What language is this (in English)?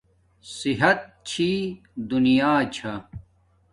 Domaaki